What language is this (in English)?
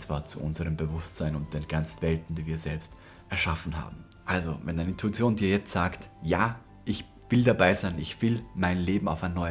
German